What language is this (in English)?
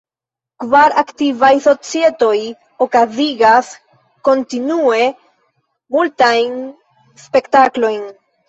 Esperanto